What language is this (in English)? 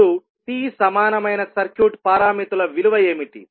Telugu